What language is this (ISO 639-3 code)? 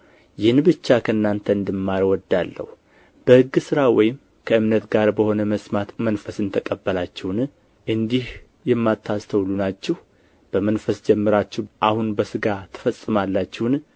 amh